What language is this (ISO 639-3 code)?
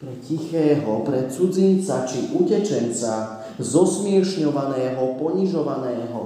slk